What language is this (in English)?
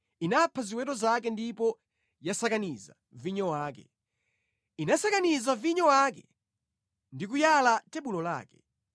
Nyanja